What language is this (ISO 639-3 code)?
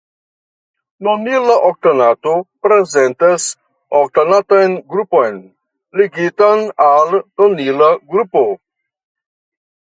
epo